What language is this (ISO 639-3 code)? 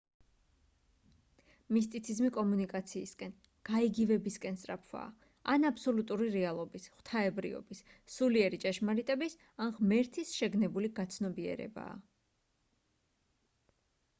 kat